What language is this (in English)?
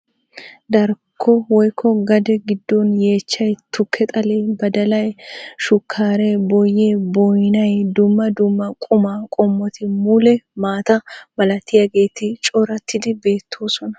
Wolaytta